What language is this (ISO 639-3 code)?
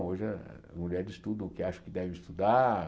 por